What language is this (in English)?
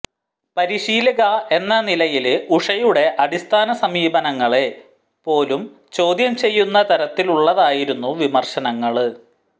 Malayalam